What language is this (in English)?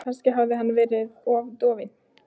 Icelandic